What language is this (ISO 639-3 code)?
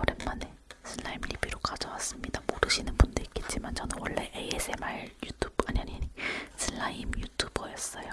kor